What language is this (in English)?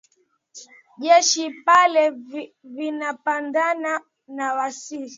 Swahili